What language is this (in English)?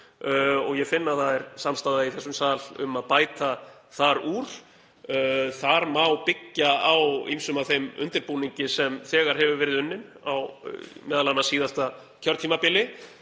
Icelandic